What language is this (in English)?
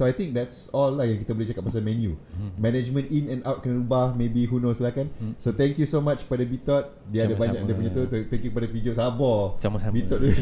Malay